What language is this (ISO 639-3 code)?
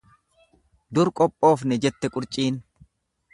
orm